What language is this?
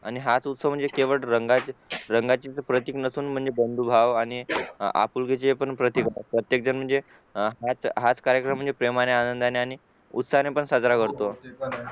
Marathi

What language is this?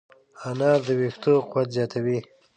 Pashto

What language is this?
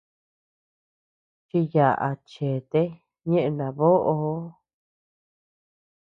Tepeuxila Cuicatec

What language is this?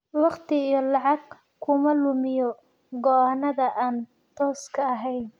Somali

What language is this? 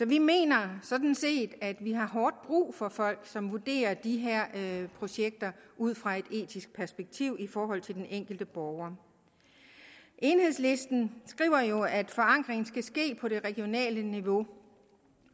Danish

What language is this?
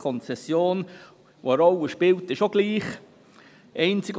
Swiss German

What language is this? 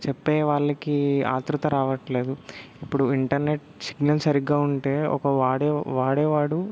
Telugu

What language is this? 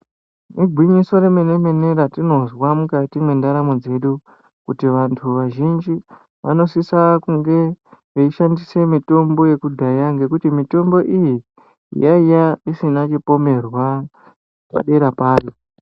Ndau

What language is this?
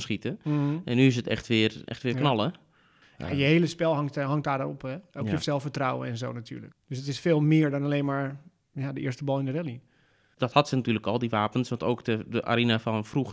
Dutch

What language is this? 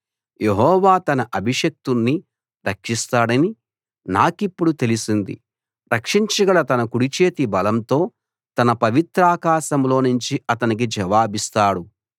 Telugu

